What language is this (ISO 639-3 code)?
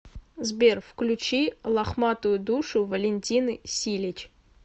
rus